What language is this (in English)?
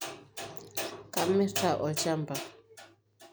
Masai